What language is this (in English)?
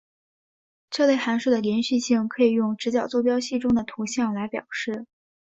Chinese